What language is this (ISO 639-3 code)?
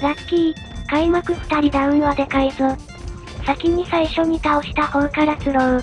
jpn